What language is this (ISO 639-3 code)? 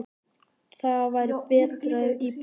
isl